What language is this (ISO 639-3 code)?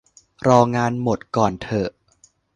tha